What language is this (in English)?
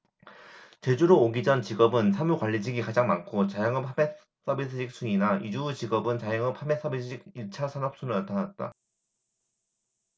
Korean